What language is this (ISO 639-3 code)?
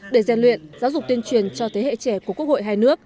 vie